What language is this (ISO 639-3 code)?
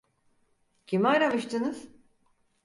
tur